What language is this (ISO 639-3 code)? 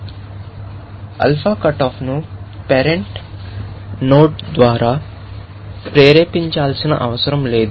tel